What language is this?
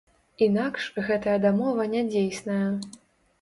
Belarusian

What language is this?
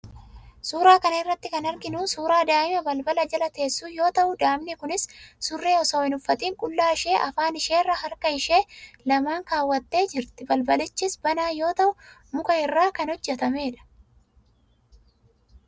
Oromo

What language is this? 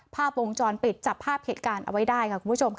Thai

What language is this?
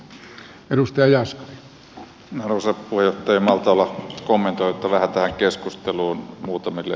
Finnish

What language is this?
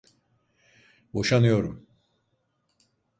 Turkish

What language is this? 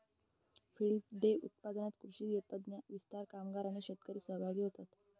Marathi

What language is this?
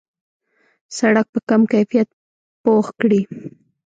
Pashto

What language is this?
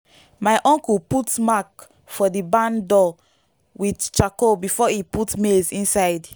Nigerian Pidgin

